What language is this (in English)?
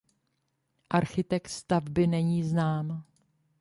Czech